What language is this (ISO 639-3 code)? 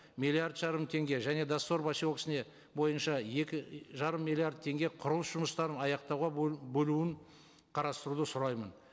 kaz